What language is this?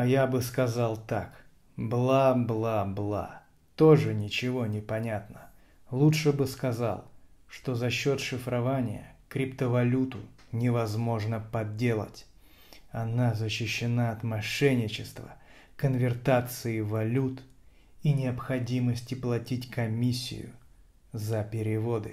Russian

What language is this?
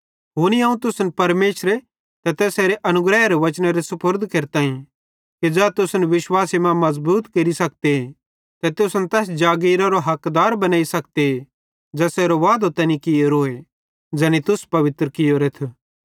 Bhadrawahi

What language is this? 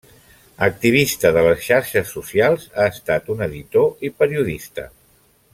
Catalan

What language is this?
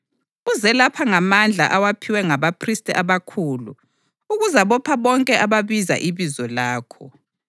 North Ndebele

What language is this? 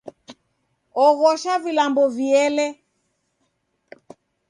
Taita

